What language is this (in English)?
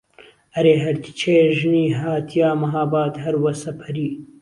Central Kurdish